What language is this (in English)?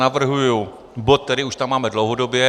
Czech